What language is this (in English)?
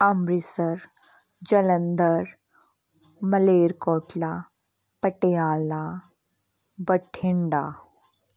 Punjabi